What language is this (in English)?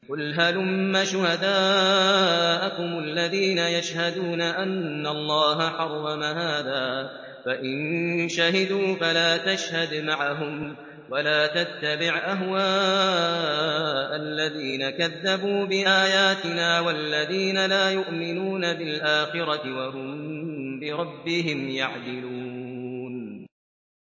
Arabic